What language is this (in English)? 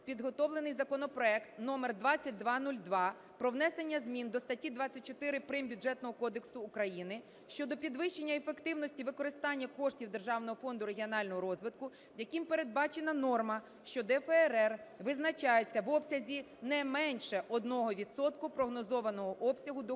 Ukrainian